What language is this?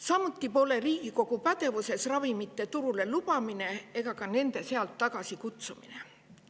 Estonian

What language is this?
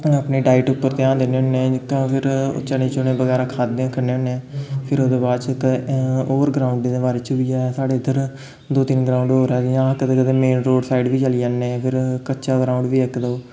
Dogri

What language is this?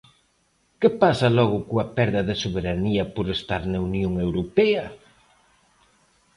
Galician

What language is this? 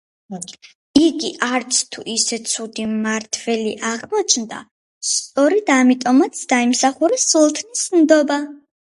Georgian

